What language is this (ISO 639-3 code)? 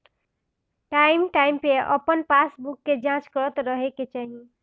bho